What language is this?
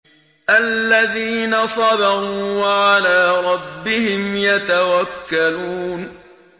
Arabic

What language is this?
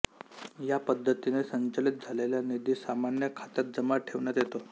Marathi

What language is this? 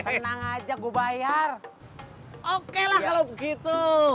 Indonesian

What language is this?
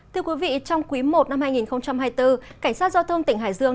Vietnamese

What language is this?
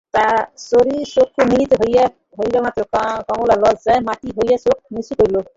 Bangla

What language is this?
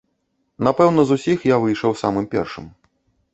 Belarusian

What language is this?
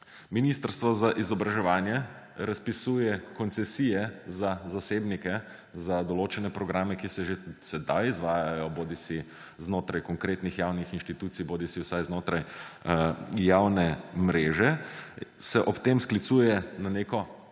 Slovenian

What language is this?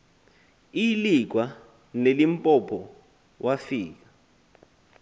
Xhosa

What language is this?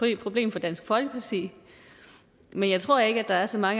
Danish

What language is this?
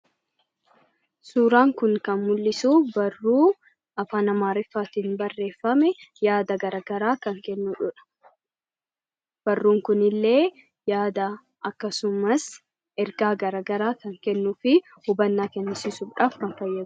Oromo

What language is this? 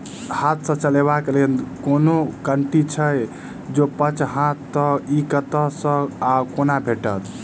Maithili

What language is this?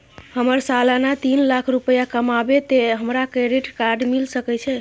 Maithili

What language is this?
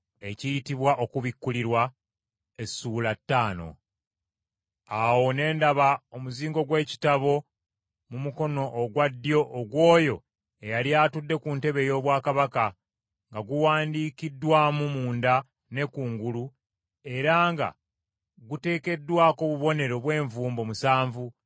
Ganda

